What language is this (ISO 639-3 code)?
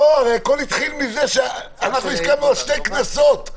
heb